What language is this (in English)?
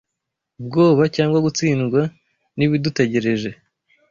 Kinyarwanda